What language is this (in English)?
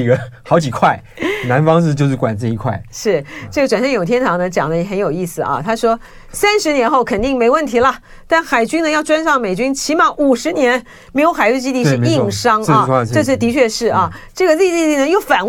Chinese